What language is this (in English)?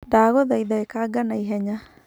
Kikuyu